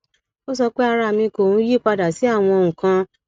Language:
Yoruba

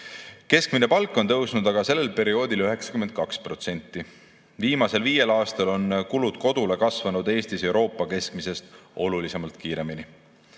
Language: Estonian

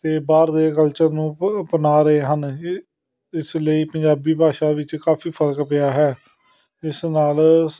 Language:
Punjabi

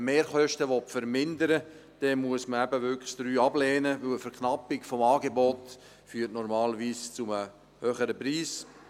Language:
Swiss German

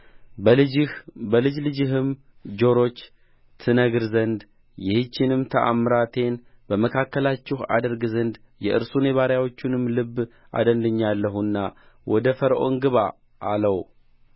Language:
Amharic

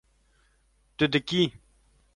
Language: Kurdish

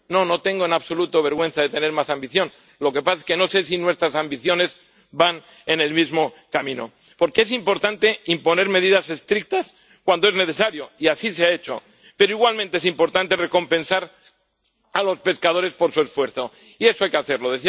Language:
Spanish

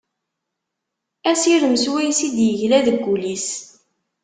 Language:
Kabyle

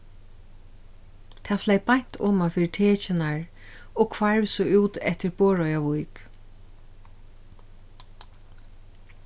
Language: Faroese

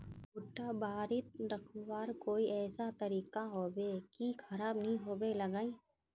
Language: Magahi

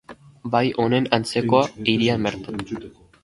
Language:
Basque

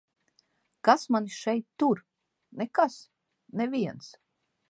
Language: Latvian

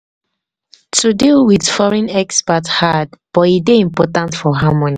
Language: Nigerian Pidgin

